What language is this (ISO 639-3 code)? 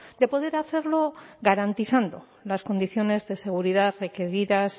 spa